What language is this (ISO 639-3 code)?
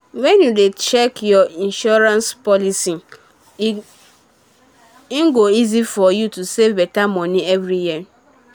pcm